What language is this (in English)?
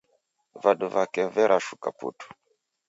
Taita